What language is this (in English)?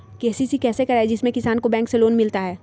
Magahi